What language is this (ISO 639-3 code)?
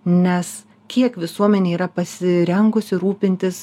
lit